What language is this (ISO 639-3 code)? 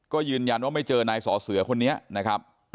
tha